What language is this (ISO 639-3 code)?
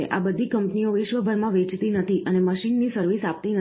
guj